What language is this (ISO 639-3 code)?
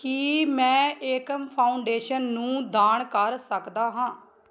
pan